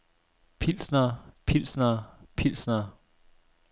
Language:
Danish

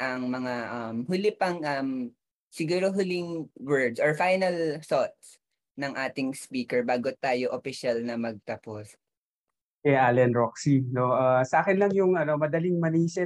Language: Filipino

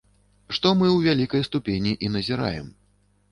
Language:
Belarusian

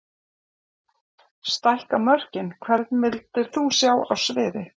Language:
Icelandic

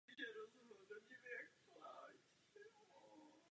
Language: Czech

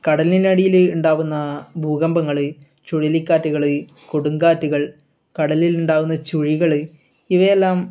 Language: Malayalam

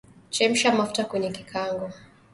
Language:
Swahili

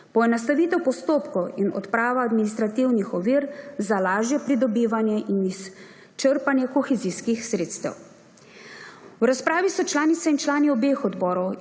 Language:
Slovenian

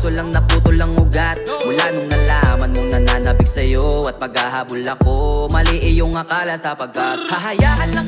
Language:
Filipino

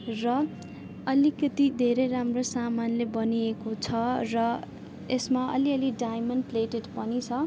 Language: Nepali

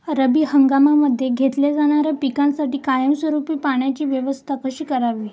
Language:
Marathi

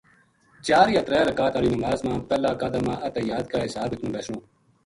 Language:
Gujari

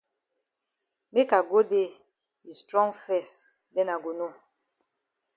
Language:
Cameroon Pidgin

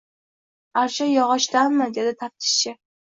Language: Uzbek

